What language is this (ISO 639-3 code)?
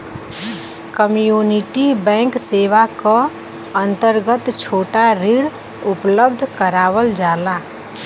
bho